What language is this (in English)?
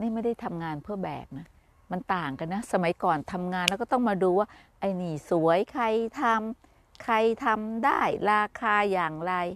Thai